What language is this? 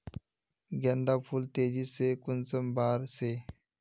Magahi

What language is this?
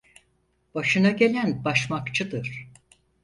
Turkish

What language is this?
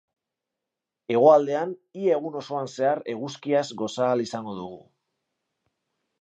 Basque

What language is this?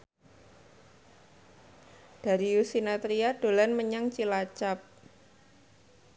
Javanese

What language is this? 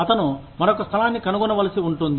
Telugu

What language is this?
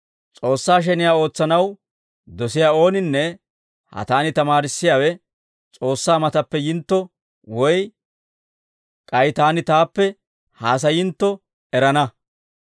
Dawro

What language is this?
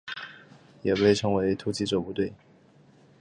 Chinese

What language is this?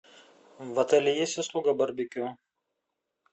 Russian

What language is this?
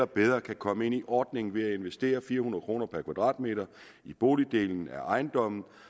Danish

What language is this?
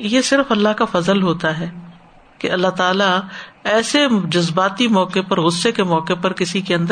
Urdu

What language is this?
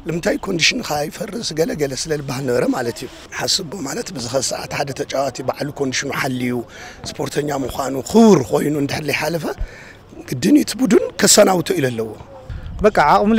Arabic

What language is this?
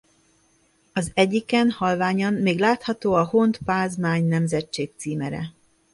Hungarian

